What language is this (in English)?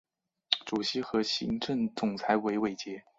Chinese